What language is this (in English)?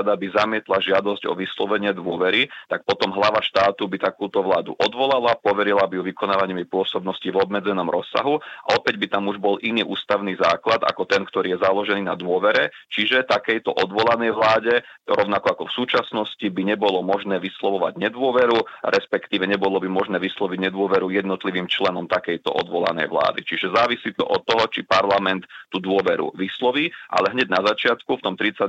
Slovak